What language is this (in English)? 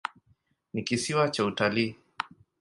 Swahili